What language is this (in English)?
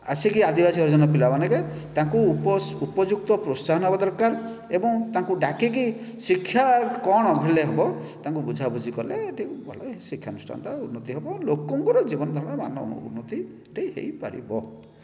Odia